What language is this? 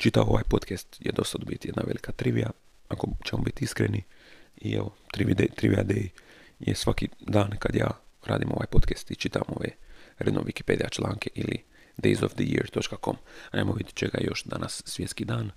Croatian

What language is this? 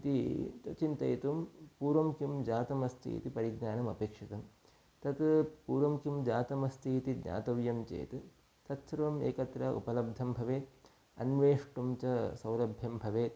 Sanskrit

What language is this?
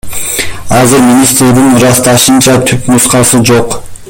Kyrgyz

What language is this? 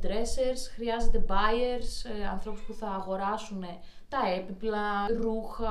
Greek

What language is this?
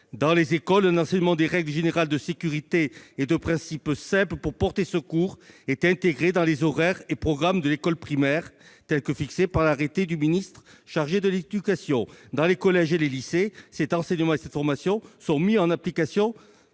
French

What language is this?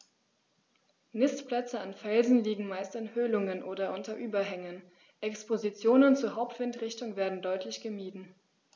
German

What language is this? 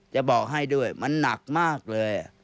Thai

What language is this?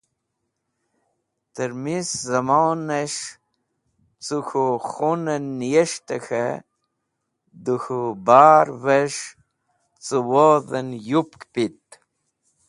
Wakhi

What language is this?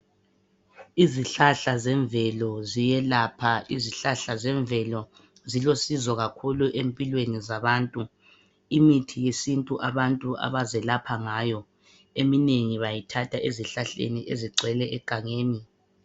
North Ndebele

